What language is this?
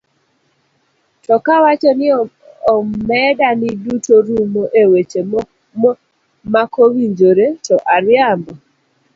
Luo (Kenya and Tanzania)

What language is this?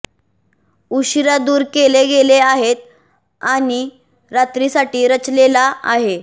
Marathi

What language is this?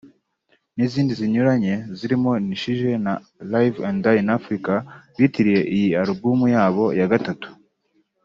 Kinyarwanda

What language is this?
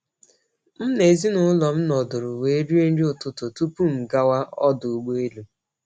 Igbo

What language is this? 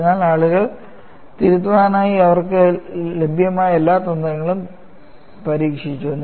Malayalam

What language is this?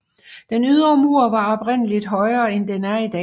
Danish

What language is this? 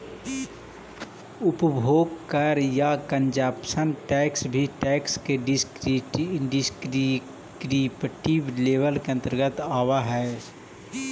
Magahi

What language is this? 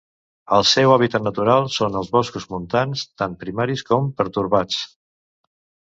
Catalan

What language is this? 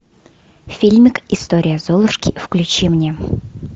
Russian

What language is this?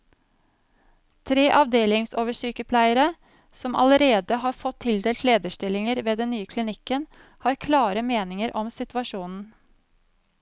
Norwegian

